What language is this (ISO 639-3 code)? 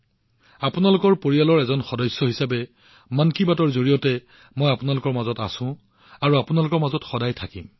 asm